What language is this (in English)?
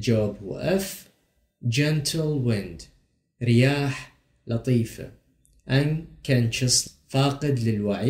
Arabic